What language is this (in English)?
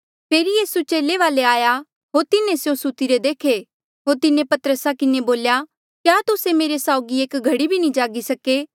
Mandeali